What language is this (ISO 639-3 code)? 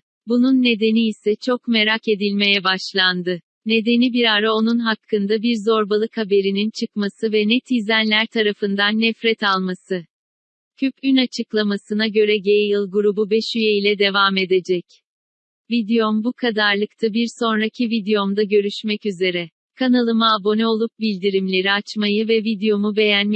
tur